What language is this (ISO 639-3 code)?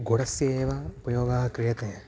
san